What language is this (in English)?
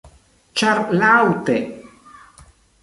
Esperanto